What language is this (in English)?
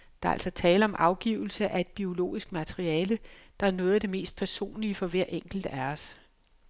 Danish